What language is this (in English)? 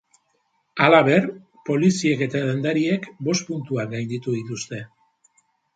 Basque